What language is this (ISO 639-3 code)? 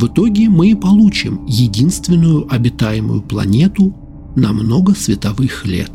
rus